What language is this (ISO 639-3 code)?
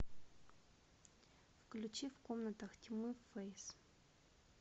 rus